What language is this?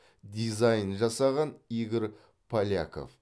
Kazakh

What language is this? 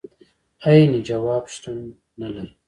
Pashto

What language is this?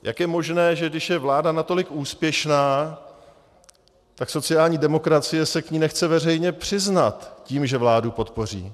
Czech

